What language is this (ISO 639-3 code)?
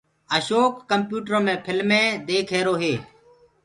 ggg